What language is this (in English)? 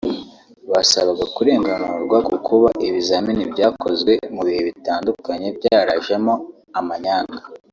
Kinyarwanda